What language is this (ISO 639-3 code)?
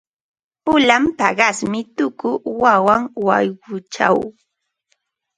qva